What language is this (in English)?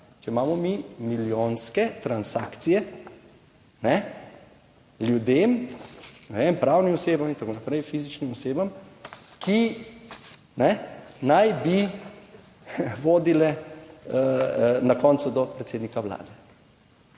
Slovenian